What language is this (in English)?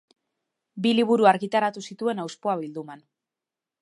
Basque